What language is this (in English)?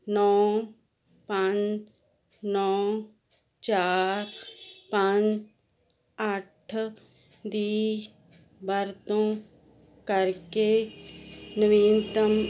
Punjabi